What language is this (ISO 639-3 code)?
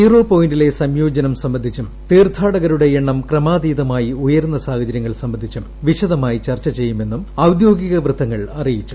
mal